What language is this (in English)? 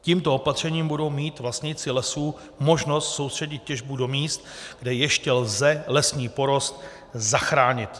Czech